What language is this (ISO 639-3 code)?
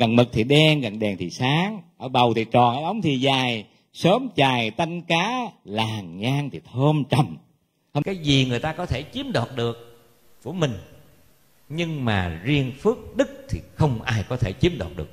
vie